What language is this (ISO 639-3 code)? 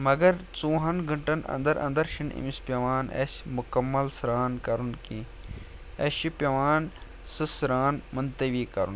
kas